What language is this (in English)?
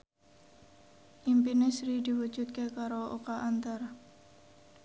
Javanese